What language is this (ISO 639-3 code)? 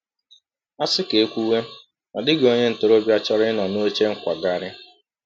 ibo